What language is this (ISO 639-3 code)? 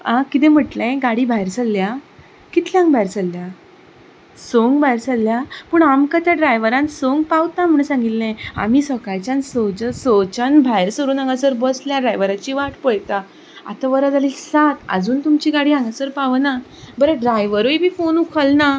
kok